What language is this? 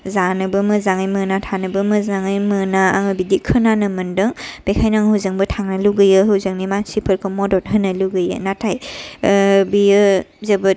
Bodo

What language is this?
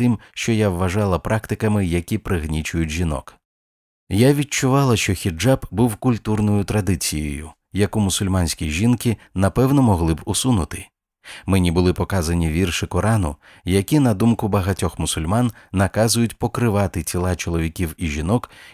Ukrainian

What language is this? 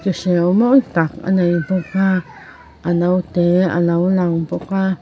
Mizo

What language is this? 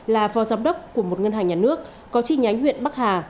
Vietnamese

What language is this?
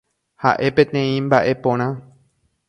Guarani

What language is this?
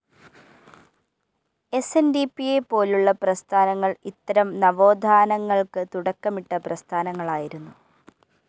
Malayalam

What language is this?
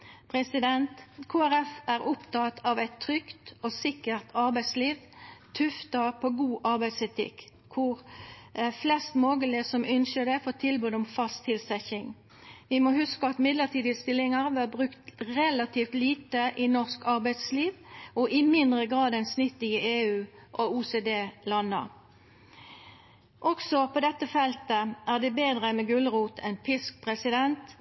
Norwegian Nynorsk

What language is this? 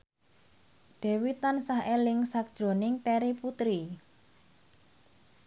Javanese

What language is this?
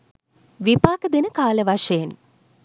Sinhala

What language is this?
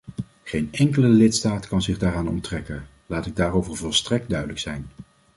Dutch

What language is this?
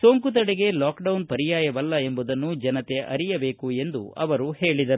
Kannada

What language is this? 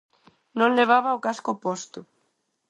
Galician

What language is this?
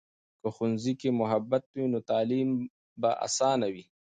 Pashto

